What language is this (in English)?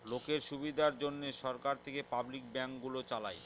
Bangla